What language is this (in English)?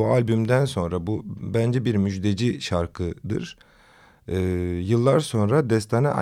Turkish